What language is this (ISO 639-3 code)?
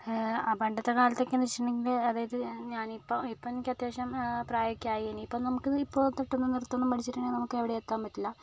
mal